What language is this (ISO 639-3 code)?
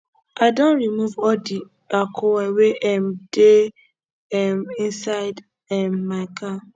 pcm